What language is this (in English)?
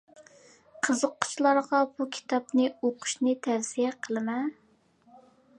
Uyghur